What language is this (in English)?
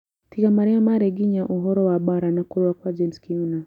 Kikuyu